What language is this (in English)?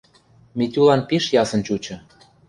Western Mari